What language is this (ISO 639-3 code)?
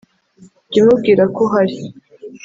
kin